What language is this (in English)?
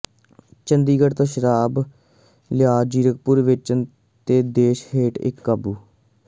Punjabi